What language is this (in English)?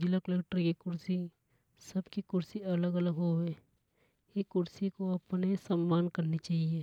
Hadothi